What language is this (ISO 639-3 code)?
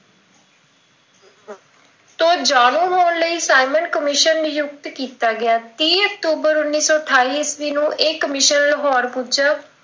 pan